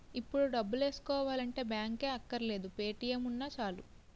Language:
Telugu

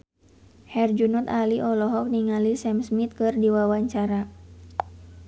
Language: Sundanese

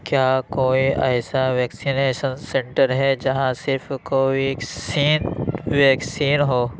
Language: Urdu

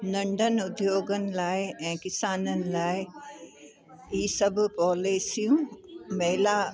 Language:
Sindhi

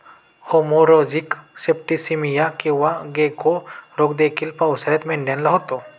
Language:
Marathi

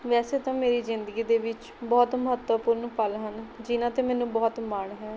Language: Punjabi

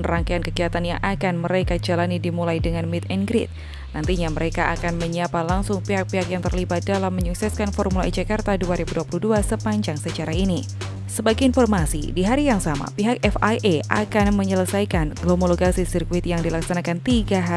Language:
Indonesian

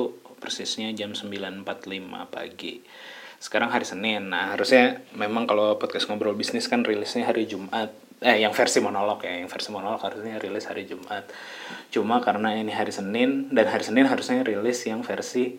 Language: Indonesian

